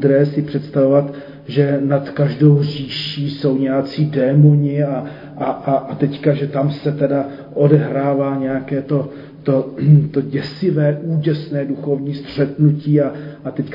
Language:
Czech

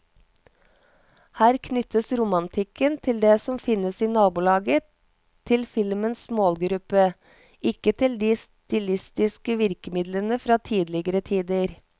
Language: Norwegian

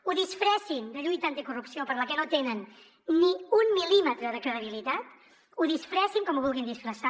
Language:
Catalan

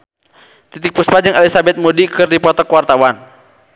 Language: Sundanese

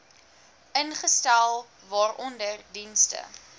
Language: Afrikaans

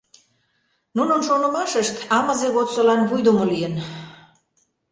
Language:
Mari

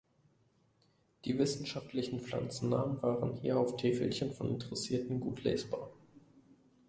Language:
German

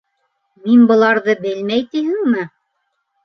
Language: Bashkir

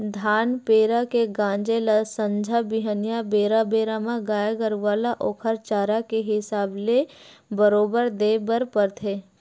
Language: Chhattisgarhi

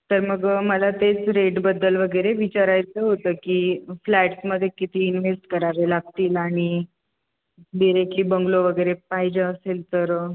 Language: Marathi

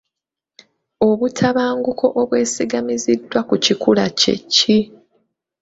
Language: Ganda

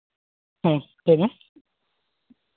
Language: Santali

